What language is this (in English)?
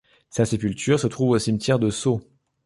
French